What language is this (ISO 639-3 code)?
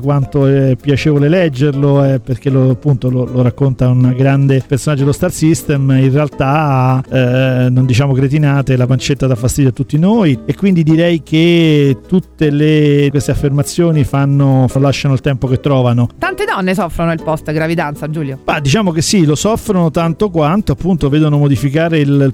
ita